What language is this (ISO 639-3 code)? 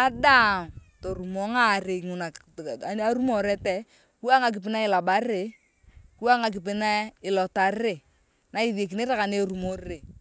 tuv